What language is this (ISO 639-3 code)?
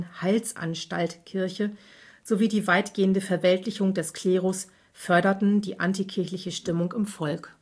deu